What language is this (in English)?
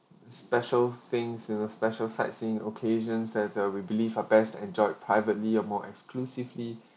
English